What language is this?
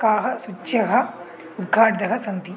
Sanskrit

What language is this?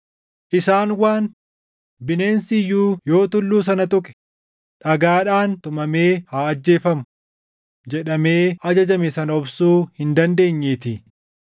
Oromo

